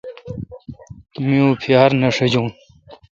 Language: Kalkoti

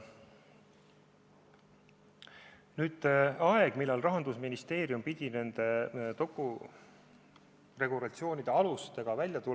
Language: Estonian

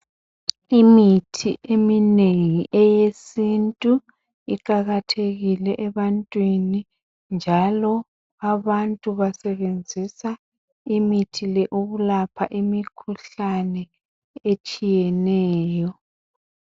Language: North Ndebele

